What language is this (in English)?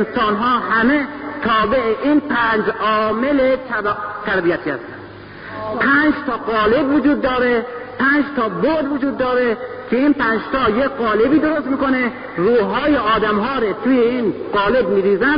Persian